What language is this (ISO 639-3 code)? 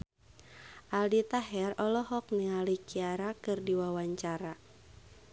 sun